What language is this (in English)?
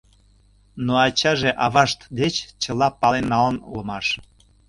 Mari